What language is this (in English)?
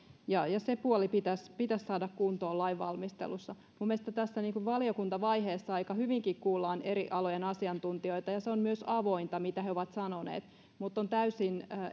Finnish